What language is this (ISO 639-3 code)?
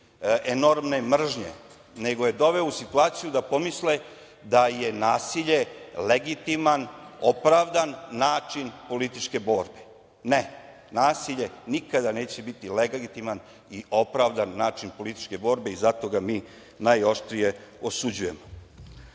srp